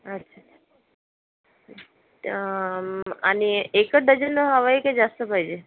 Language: Marathi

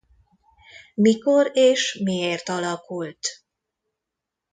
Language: Hungarian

